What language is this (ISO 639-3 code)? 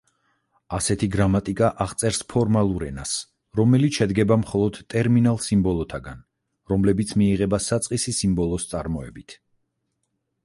kat